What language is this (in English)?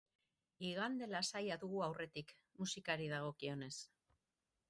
Basque